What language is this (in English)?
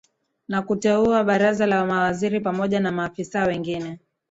Swahili